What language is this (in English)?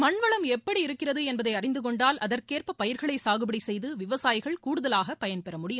Tamil